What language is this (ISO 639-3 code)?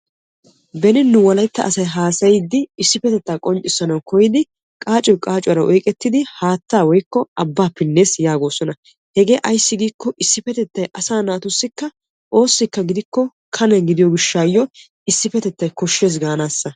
wal